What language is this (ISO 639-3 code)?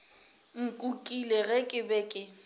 nso